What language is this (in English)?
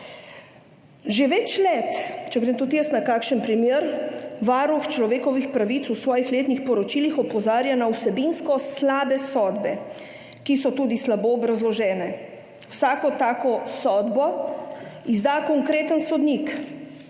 Slovenian